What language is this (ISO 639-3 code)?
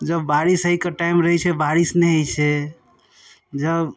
mai